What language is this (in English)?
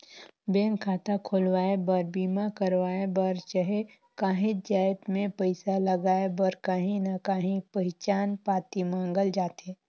Chhattisgarhi